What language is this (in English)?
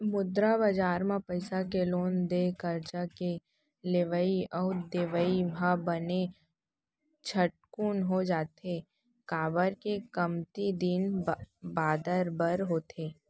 Chhattisgarhi